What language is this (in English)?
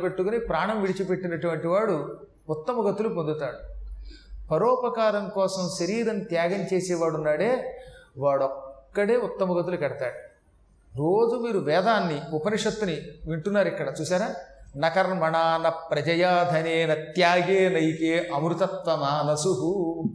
Telugu